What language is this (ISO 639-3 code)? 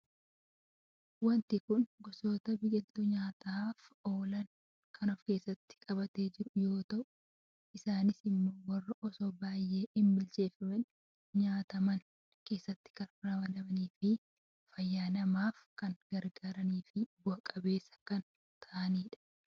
orm